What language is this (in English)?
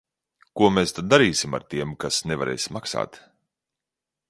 Latvian